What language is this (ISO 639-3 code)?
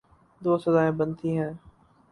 urd